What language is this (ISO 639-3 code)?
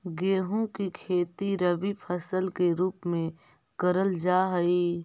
mag